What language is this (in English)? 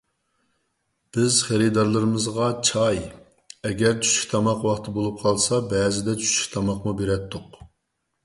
Uyghur